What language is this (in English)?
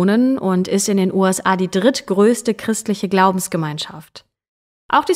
German